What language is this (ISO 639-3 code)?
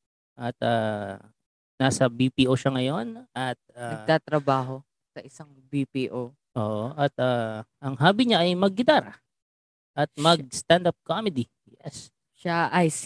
fil